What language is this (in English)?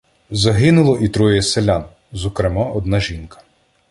Ukrainian